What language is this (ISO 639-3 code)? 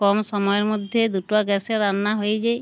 ben